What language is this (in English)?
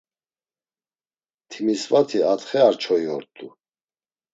Laz